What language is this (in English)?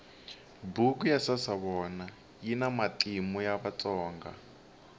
Tsonga